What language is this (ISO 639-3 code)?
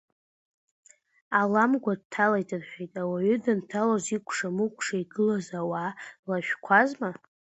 abk